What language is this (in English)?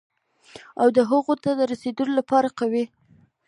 Pashto